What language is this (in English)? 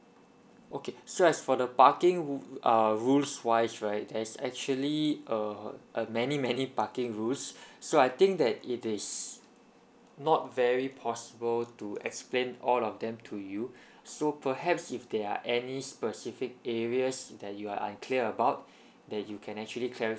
English